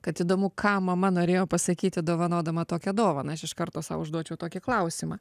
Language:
Lithuanian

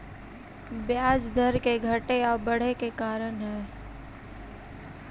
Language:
Magahi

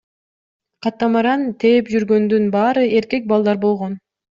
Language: Kyrgyz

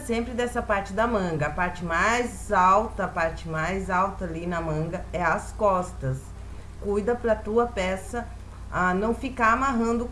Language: Portuguese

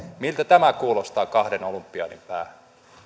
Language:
Finnish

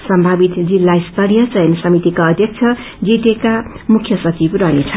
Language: Nepali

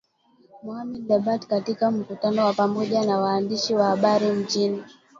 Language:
Swahili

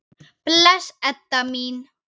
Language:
Icelandic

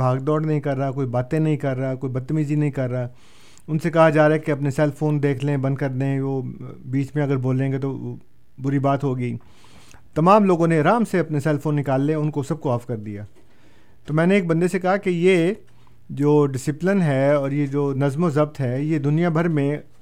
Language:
Urdu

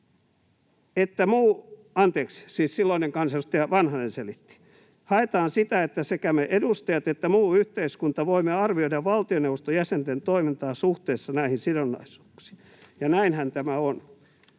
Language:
Finnish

